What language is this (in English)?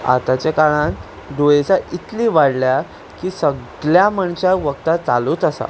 Konkani